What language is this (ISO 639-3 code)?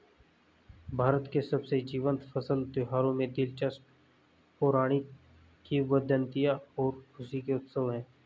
hin